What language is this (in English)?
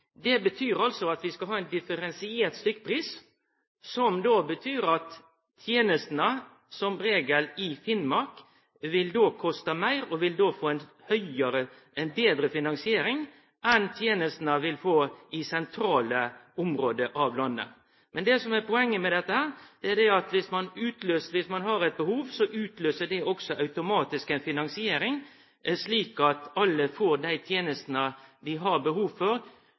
Norwegian Nynorsk